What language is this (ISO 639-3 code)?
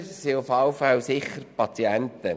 gsw